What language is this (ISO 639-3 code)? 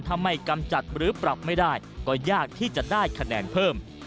tha